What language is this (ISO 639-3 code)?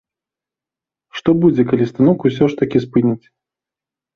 bel